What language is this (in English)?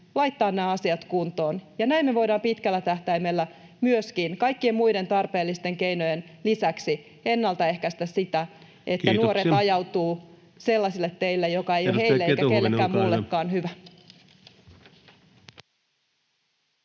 Finnish